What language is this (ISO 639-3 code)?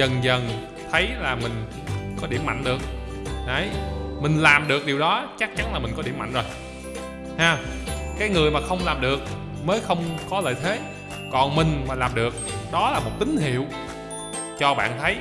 vie